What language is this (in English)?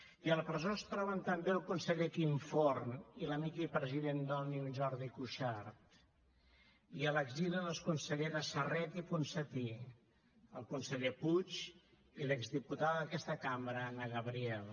Catalan